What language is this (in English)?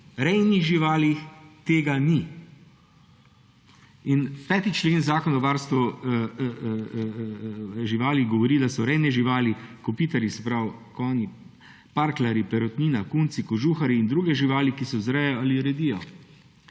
Slovenian